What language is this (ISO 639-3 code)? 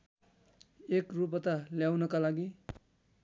nep